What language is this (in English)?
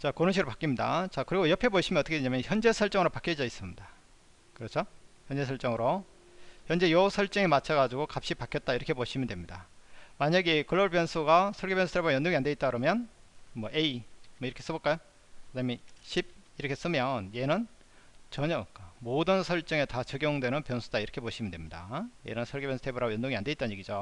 Korean